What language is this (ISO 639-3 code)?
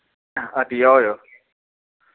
doi